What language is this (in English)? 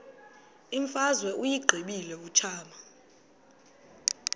Xhosa